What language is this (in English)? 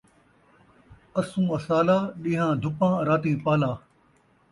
Saraiki